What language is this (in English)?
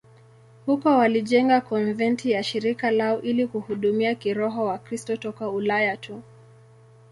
Swahili